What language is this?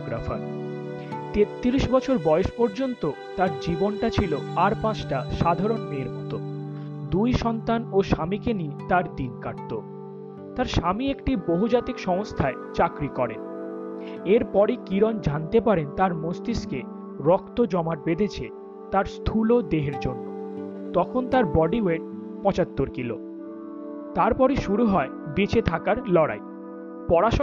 Bangla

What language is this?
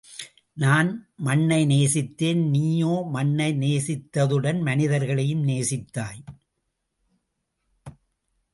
Tamil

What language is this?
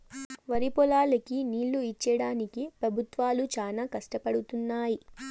Telugu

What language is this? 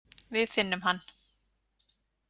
Icelandic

